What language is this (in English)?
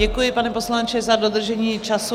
Czech